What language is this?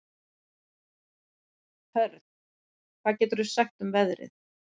Icelandic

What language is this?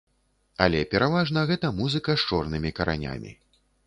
Belarusian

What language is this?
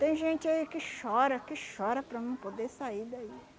Portuguese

